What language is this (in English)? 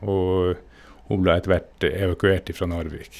Norwegian